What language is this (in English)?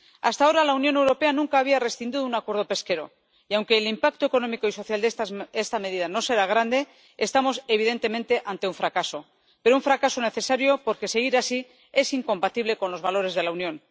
Spanish